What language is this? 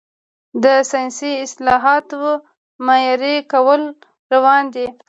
Pashto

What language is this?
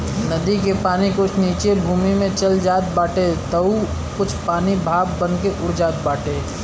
Bhojpuri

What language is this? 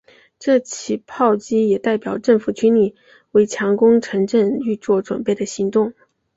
Chinese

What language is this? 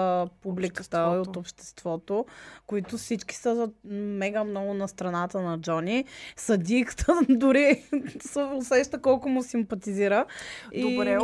Bulgarian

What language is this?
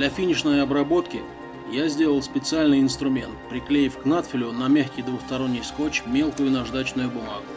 Russian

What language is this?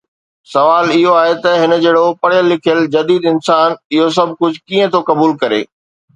Sindhi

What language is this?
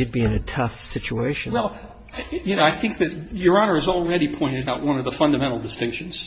English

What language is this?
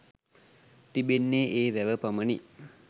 Sinhala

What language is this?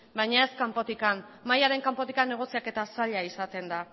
Basque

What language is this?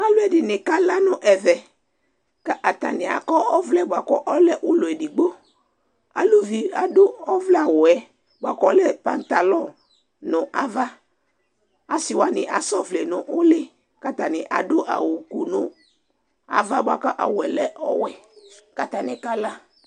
Ikposo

